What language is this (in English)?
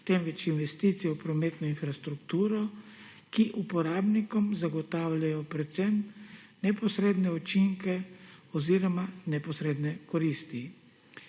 Slovenian